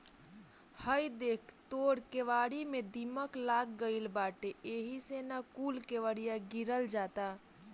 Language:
Bhojpuri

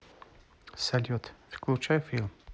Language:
Russian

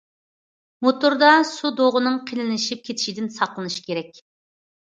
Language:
Uyghur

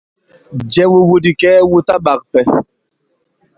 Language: Bankon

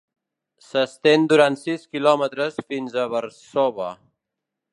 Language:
Catalan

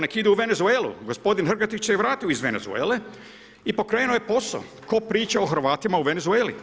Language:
Croatian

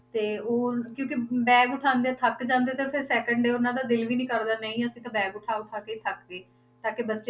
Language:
Punjabi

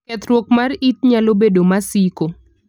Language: Luo (Kenya and Tanzania)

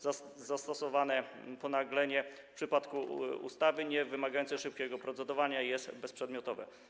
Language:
Polish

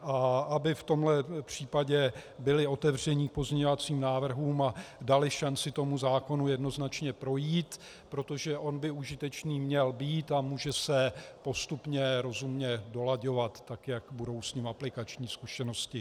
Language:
Czech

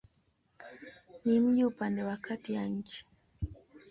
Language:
Swahili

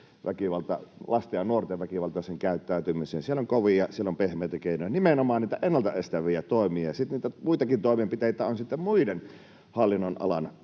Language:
Finnish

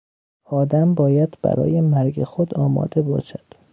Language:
Persian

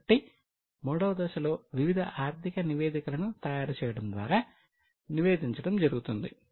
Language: Telugu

